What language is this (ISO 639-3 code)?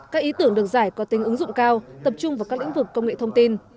vie